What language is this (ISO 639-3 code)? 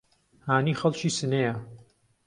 ckb